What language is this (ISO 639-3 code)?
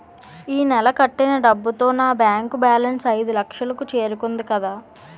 tel